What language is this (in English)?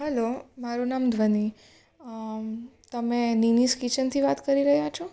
Gujarati